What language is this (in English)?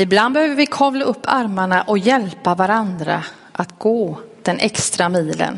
Swedish